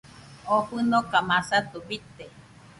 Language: Nüpode Huitoto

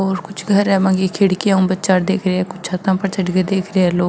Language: Marwari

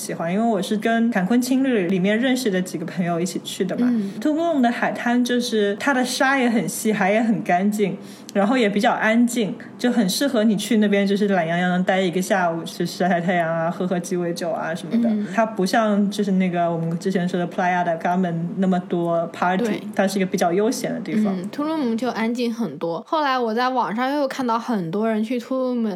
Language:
Chinese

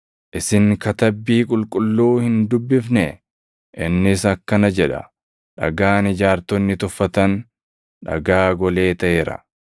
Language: Oromo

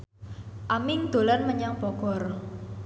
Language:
Javanese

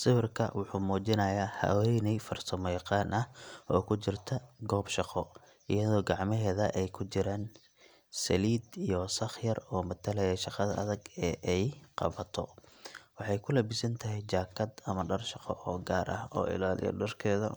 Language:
Somali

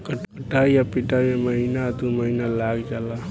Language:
Bhojpuri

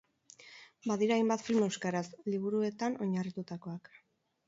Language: Basque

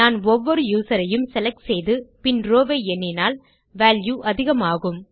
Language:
Tamil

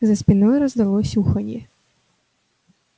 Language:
Russian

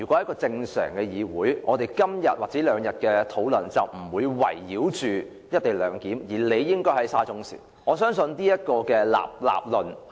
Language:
Cantonese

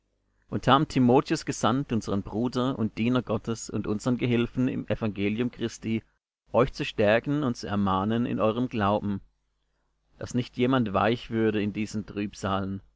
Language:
German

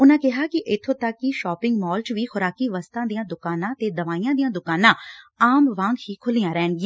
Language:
Punjabi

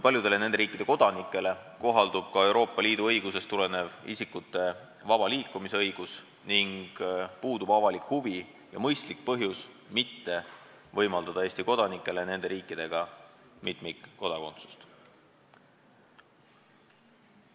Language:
Estonian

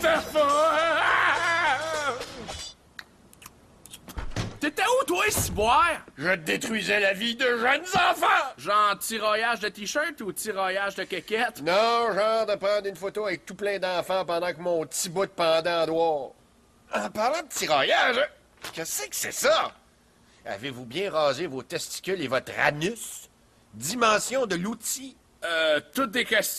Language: French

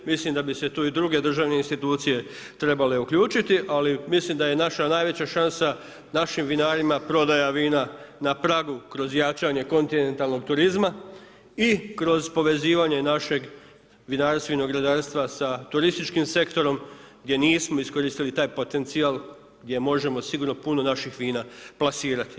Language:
Croatian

